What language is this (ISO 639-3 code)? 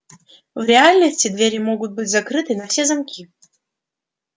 rus